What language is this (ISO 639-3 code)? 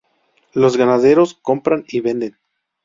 spa